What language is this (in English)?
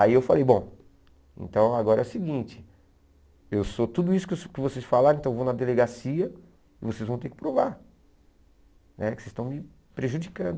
Portuguese